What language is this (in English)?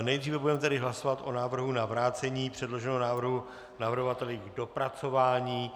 Czech